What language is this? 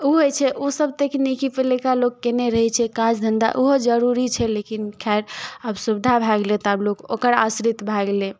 Maithili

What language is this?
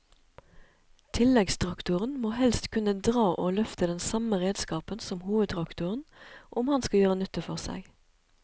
Norwegian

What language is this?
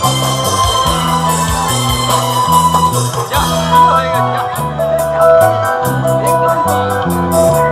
Arabic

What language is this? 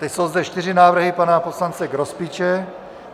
Czech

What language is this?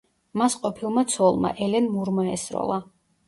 Georgian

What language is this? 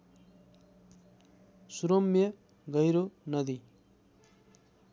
Nepali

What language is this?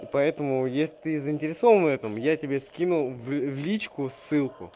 Russian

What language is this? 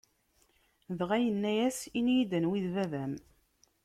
Kabyle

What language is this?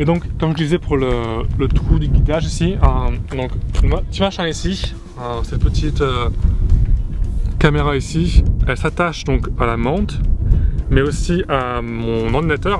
French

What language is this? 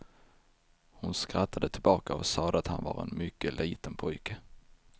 Swedish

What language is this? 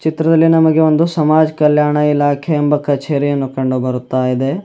Kannada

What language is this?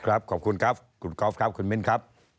Thai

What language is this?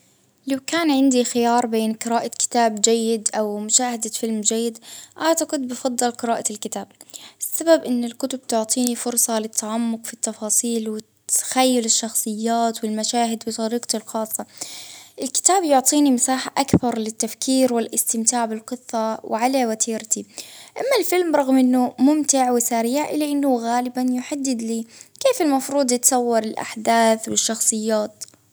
Baharna Arabic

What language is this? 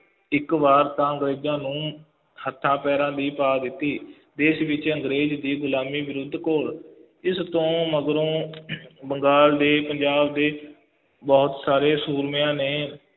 Punjabi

